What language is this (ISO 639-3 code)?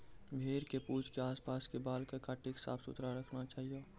mai